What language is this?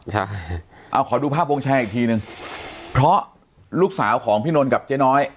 Thai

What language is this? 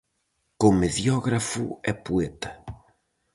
Galician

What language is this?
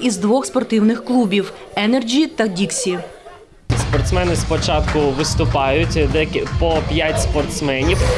Ukrainian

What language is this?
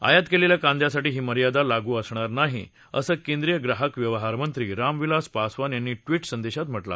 Marathi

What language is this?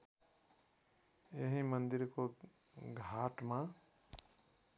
Nepali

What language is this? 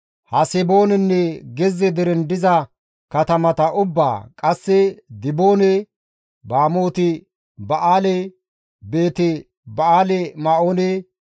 Gamo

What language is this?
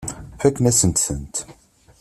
Kabyle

